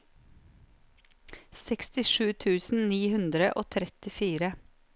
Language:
Norwegian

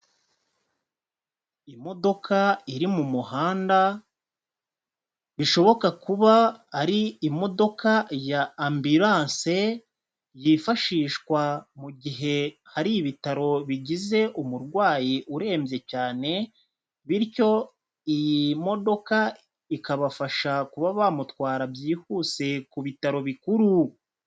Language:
Kinyarwanda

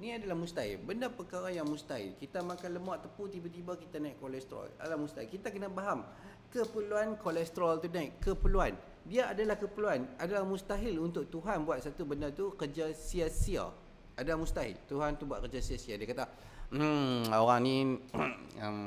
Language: Malay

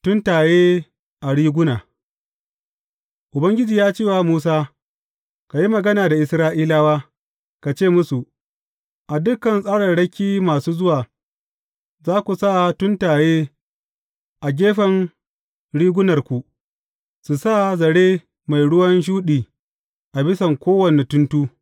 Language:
Hausa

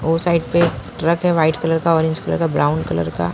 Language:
Hindi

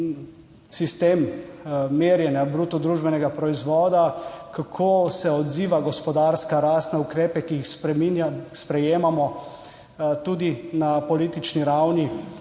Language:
Slovenian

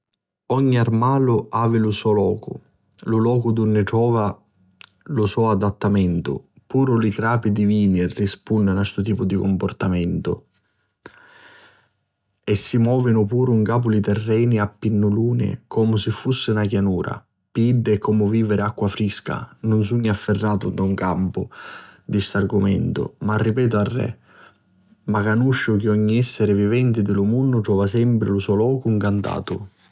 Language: Sicilian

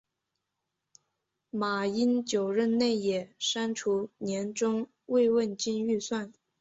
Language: Chinese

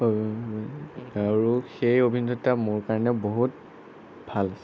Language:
Assamese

